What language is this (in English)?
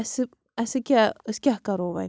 Kashmiri